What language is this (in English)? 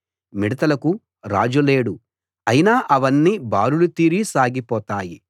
Telugu